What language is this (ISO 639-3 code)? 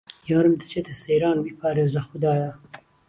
ckb